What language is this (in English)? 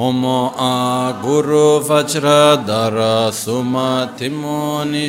Italian